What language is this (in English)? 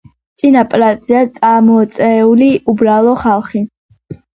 Georgian